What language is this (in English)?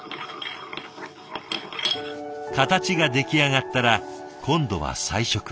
Japanese